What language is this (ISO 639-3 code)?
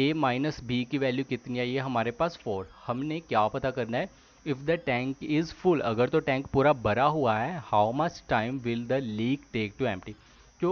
hin